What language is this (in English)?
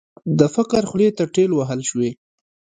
Pashto